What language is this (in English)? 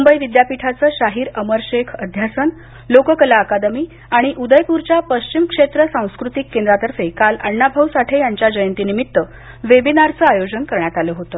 Marathi